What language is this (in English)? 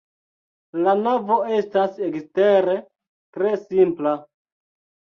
Esperanto